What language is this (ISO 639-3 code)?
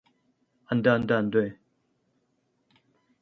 kor